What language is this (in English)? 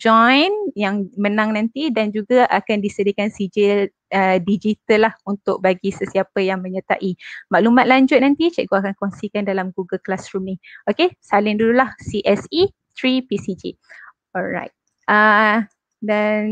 Malay